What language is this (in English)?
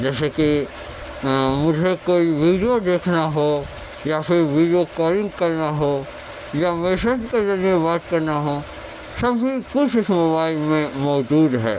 Urdu